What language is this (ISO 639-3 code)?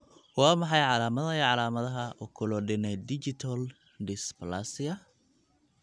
som